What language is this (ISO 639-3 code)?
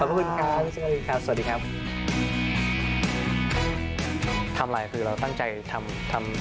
tha